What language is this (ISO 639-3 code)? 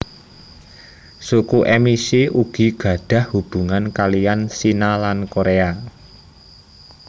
jav